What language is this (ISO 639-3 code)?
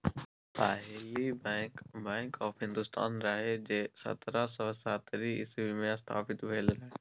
mai